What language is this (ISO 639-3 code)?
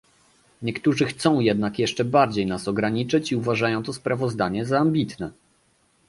pol